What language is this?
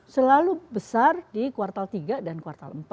Indonesian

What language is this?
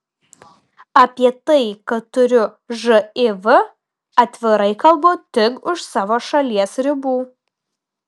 Lithuanian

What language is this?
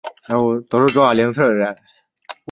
Chinese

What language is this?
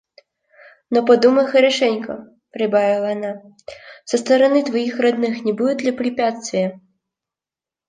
Russian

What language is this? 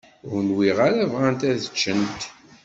Kabyle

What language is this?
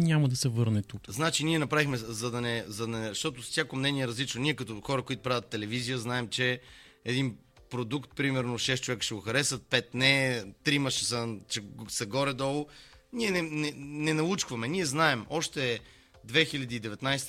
Bulgarian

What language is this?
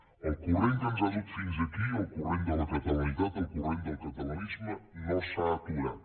Catalan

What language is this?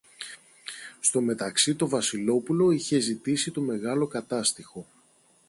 Greek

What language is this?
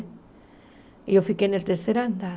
Portuguese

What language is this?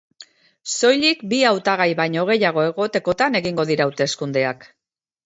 Basque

